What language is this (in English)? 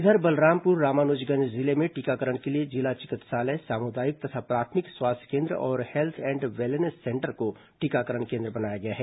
Hindi